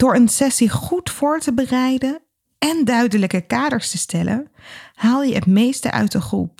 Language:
Dutch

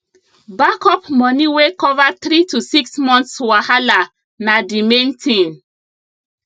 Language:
Nigerian Pidgin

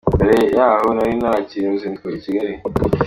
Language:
Kinyarwanda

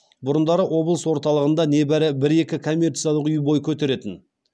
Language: Kazakh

